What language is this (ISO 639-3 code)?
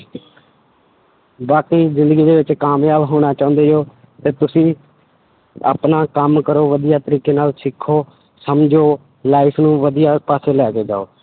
pan